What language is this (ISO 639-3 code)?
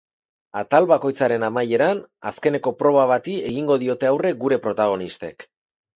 eus